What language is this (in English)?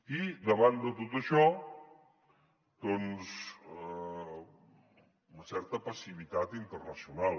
Catalan